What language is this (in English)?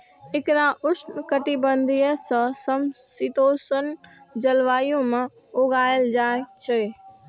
Maithili